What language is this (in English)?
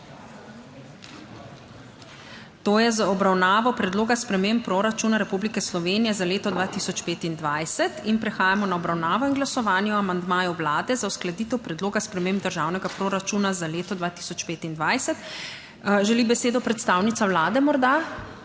Slovenian